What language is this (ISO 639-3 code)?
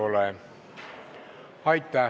est